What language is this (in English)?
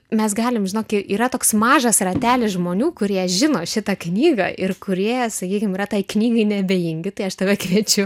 Lithuanian